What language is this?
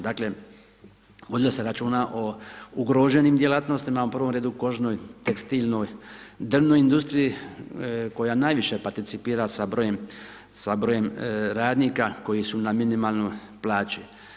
Croatian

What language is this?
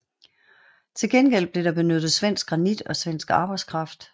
Danish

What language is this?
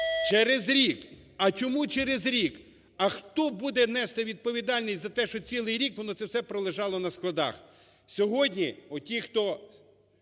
Ukrainian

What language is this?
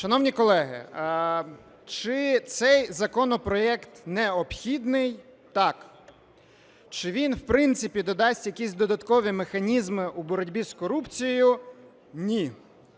Ukrainian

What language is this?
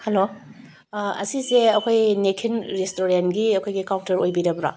Manipuri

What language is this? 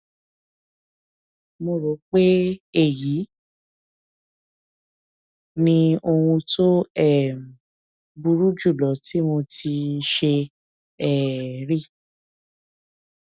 Yoruba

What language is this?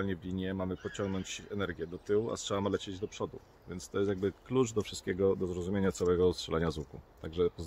Polish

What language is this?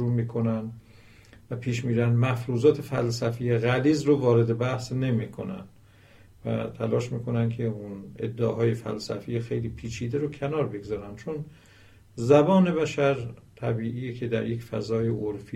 Persian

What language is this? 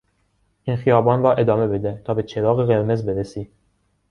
Persian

